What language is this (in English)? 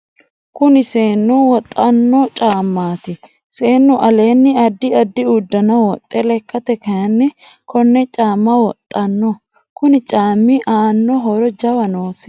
Sidamo